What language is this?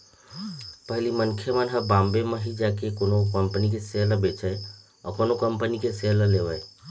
Chhattisgarhi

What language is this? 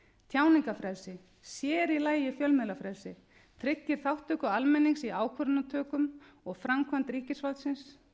Icelandic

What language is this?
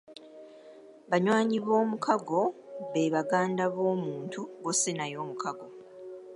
Ganda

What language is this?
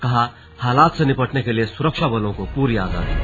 Hindi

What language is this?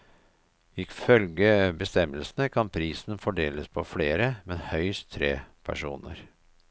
Norwegian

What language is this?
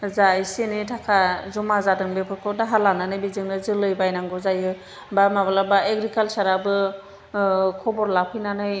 Bodo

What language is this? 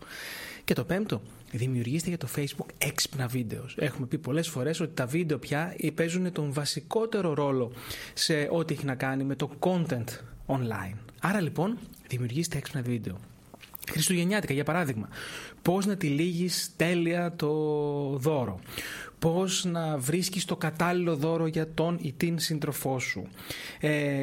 Greek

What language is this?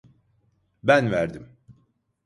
Turkish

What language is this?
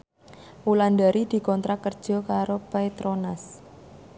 Javanese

